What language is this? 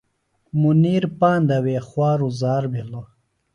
Phalura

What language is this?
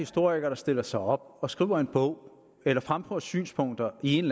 Danish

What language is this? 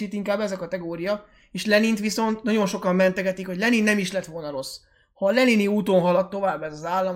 Hungarian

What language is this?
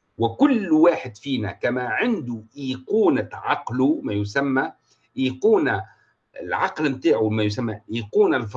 Arabic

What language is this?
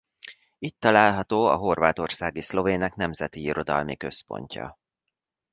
Hungarian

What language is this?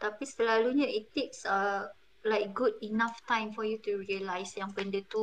Malay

